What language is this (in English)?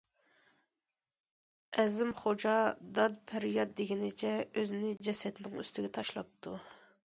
Uyghur